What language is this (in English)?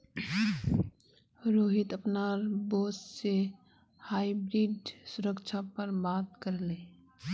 Magahi